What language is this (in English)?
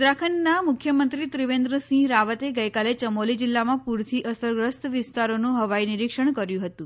Gujarati